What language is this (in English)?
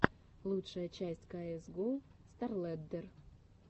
Russian